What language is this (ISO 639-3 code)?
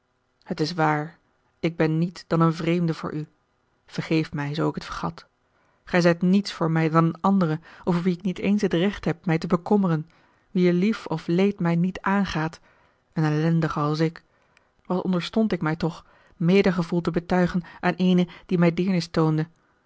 nld